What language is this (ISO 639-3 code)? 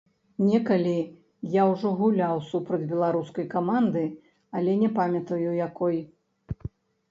bel